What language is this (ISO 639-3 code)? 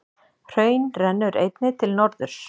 isl